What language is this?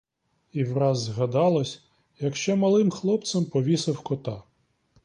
Ukrainian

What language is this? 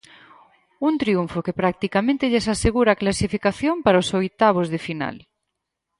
Galician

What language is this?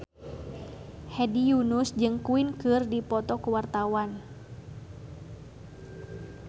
Sundanese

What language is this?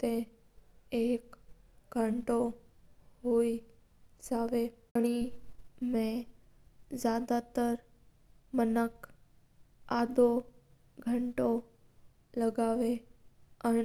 Mewari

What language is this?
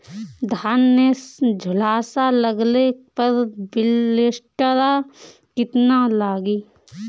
Bhojpuri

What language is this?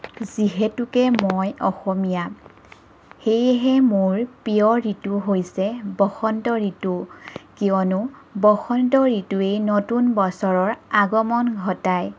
Assamese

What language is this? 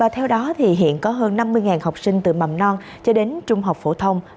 Vietnamese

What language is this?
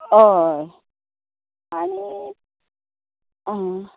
Konkani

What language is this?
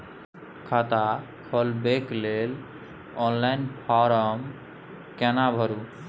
Maithili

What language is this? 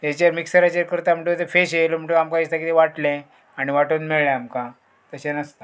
Konkani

